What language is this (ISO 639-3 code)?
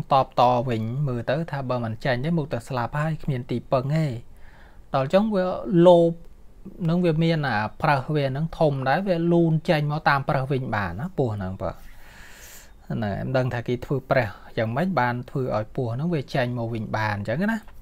tha